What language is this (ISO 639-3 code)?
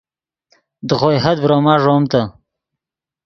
ydg